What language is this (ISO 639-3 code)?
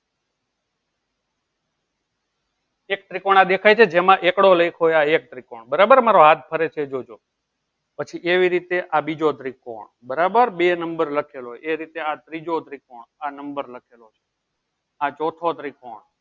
guj